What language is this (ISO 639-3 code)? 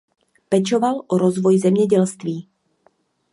ces